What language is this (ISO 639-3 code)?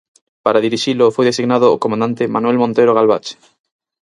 glg